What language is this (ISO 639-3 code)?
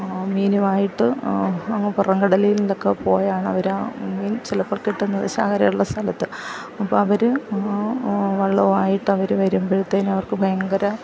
mal